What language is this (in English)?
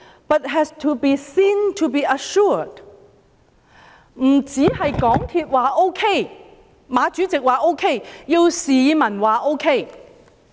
Cantonese